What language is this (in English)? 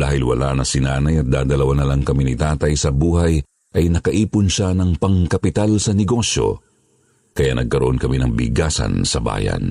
Filipino